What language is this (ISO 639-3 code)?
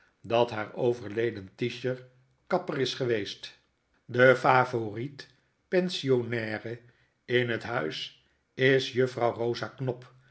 nld